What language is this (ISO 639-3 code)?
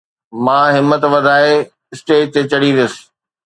snd